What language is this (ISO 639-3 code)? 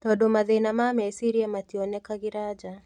kik